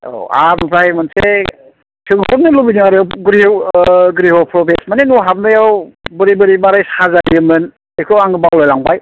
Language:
Bodo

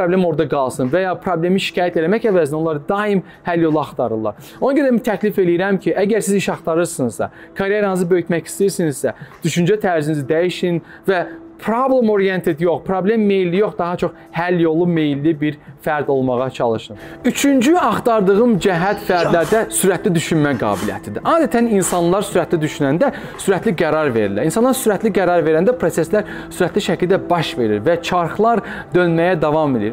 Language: Turkish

